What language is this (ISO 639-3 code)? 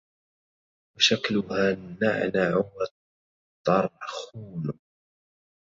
ara